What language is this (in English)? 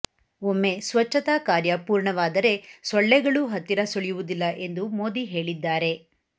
Kannada